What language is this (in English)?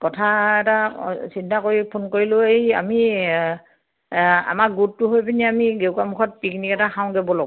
Assamese